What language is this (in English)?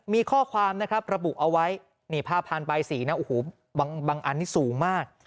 Thai